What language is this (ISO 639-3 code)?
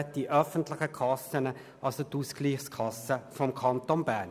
gsw